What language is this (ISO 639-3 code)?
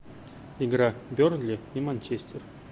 rus